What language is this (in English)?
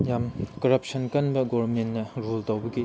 Manipuri